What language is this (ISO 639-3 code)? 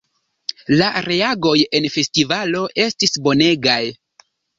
epo